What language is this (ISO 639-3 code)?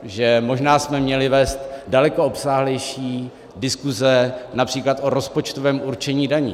ces